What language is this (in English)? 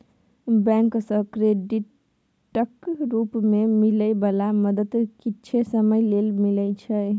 Maithili